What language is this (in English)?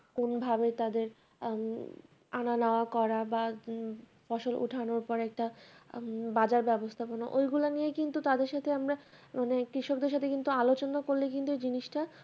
Bangla